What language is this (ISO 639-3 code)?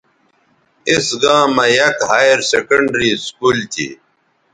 btv